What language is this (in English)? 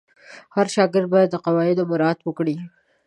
Pashto